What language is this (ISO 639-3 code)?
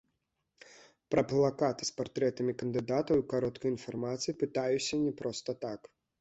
bel